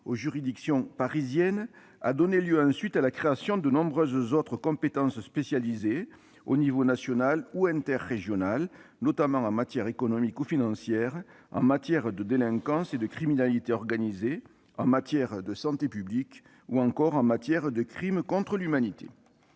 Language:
French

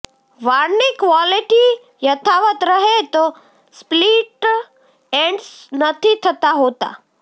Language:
Gujarati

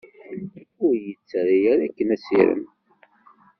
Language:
Kabyle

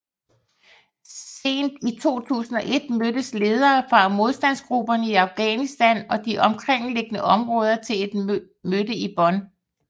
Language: Danish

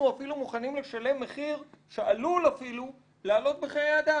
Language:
Hebrew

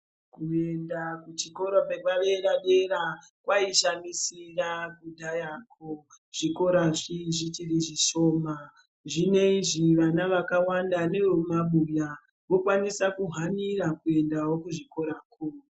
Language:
Ndau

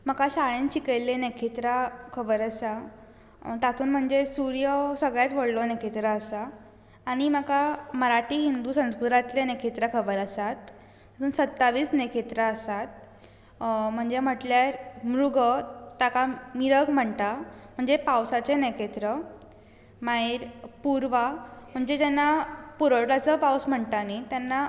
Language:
Konkani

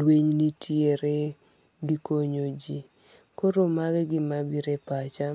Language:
Luo (Kenya and Tanzania)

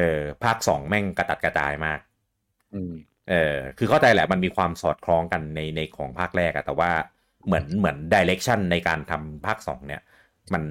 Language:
Thai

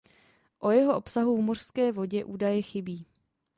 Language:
Czech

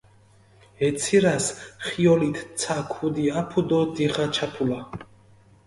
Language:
Mingrelian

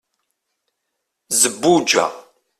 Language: Kabyle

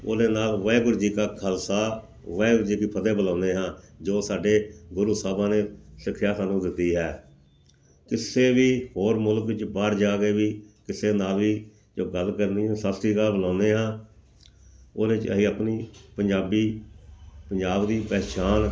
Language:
Punjabi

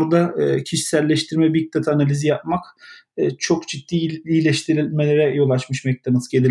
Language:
Turkish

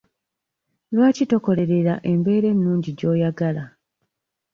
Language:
Ganda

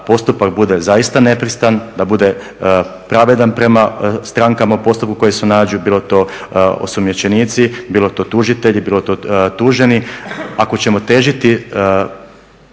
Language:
Croatian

